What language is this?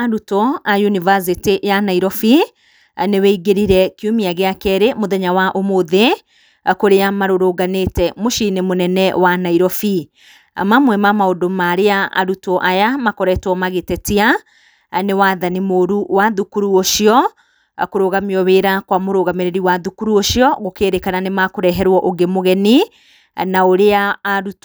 Kikuyu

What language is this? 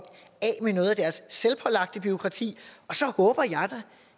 Danish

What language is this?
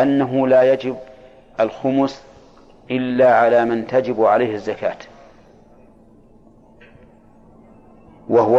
Arabic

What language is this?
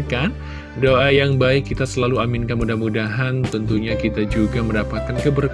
Indonesian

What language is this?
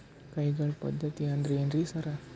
Kannada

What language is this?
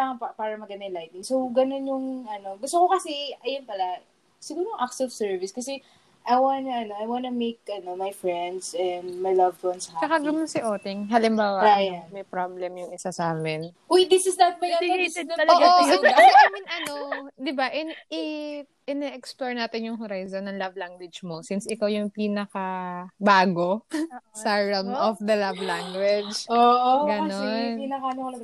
Filipino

